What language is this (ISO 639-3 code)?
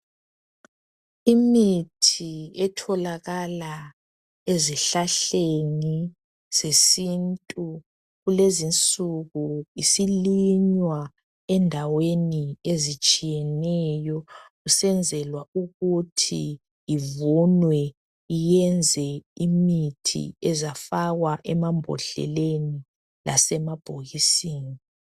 nde